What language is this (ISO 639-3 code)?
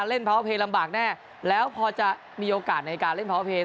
tha